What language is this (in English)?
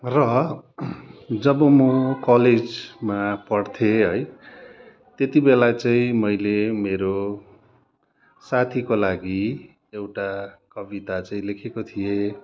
Nepali